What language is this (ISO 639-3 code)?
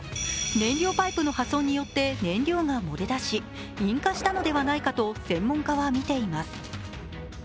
jpn